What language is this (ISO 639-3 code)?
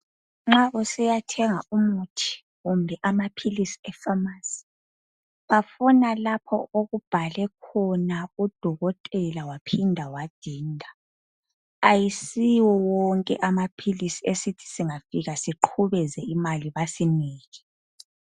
nde